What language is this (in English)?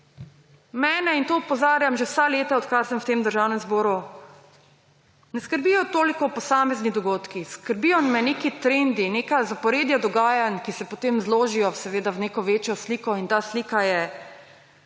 Slovenian